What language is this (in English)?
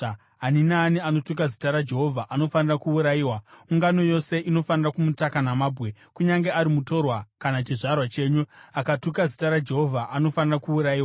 Shona